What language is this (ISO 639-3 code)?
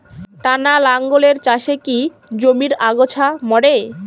ben